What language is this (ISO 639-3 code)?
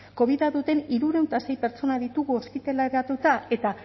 eus